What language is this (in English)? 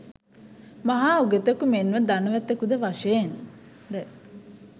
Sinhala